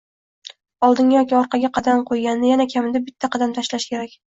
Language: Uzbek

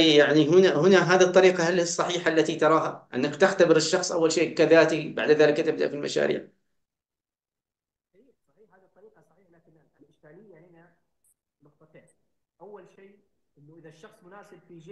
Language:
Arabic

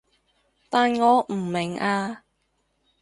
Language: Cantonese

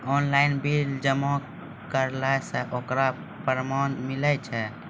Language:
Maithili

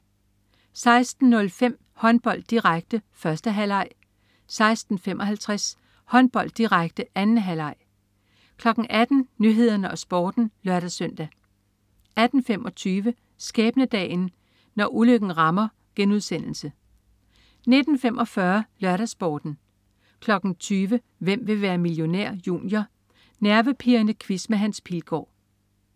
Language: Danish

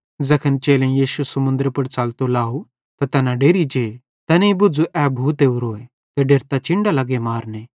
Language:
Bhadrawahi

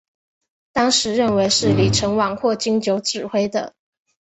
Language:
Chinese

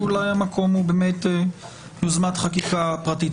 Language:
Hebrew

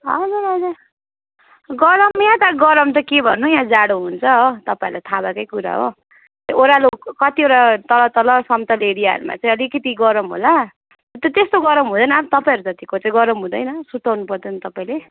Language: Nepali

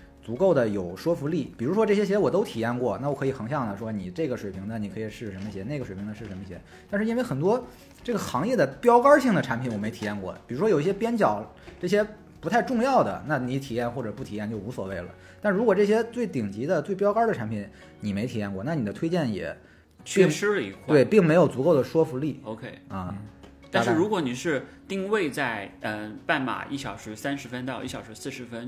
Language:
Chinese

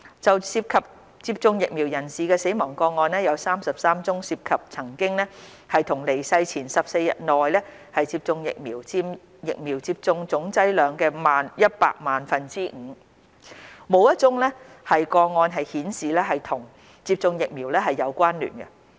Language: Cantonese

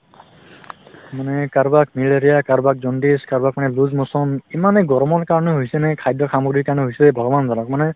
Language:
Assamese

